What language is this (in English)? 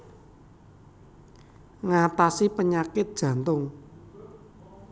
Javanese